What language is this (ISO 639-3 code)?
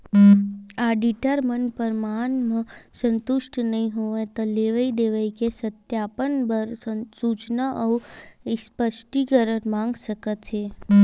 hne